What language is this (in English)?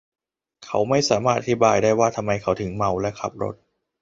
Thai